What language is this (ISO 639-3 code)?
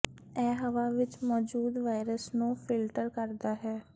pan